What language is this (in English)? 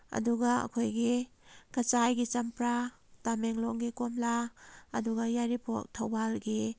Manipuri